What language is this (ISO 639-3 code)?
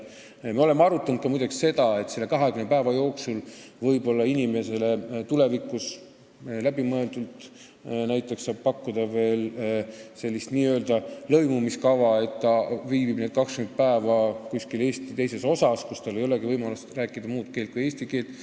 est